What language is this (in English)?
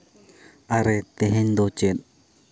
Santali